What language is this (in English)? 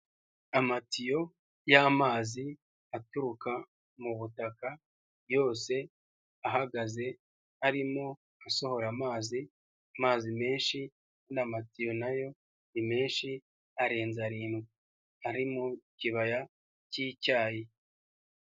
Kinyarwanda